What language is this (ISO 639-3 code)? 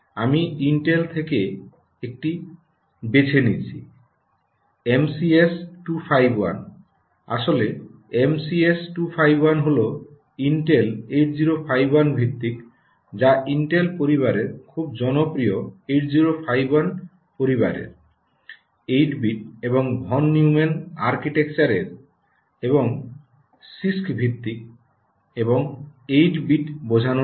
ben